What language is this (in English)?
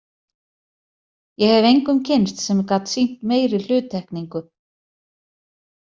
Icelandic